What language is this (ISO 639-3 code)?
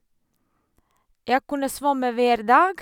nor